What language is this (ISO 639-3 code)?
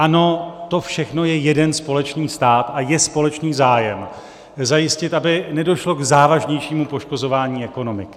ces